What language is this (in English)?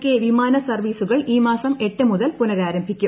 Malayalam